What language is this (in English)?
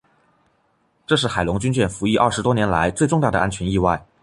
Chinese